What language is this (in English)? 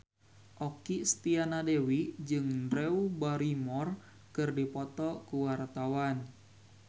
Sundanese